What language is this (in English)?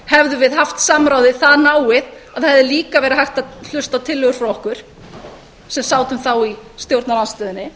Icelandic